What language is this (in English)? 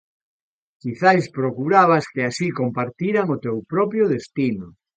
Galician